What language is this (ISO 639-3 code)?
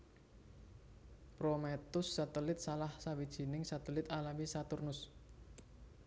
jav